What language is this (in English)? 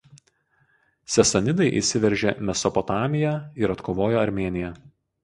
Lithuanian